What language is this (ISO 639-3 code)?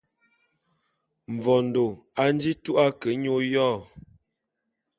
bum